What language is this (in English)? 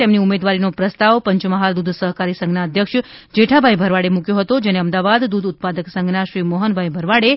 Gujarati